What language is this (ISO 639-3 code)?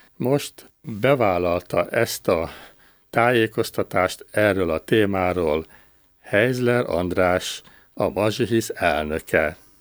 hun